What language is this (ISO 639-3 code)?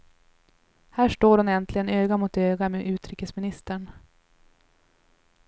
swe